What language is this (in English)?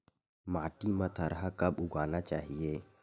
Chhattisgarhi